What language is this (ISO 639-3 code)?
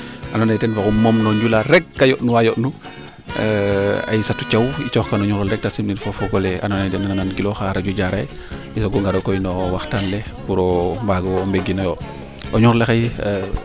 srr